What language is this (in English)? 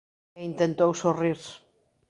Galician